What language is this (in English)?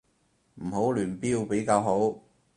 Cantonese